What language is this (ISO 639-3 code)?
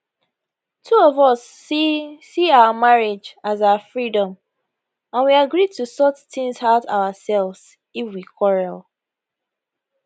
pcm